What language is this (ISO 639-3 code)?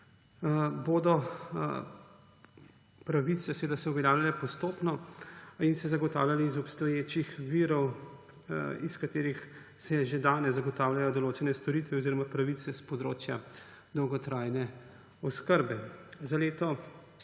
slv